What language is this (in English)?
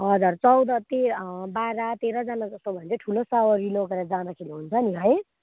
Nepali